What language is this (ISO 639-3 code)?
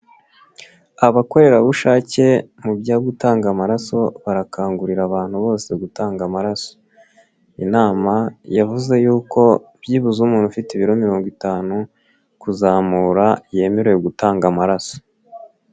kin